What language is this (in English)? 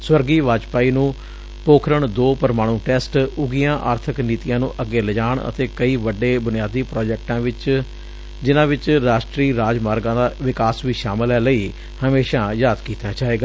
Punjabi